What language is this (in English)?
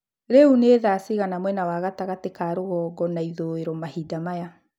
Kikuyu